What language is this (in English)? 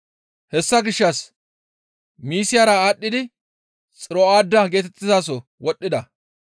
Gamo